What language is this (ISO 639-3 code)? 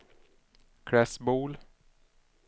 swe